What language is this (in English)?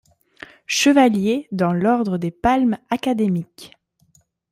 French